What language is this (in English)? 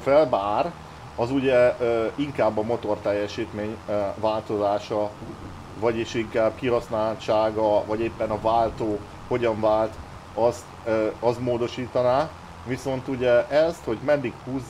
Hungarian